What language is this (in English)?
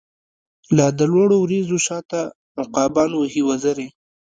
Pashto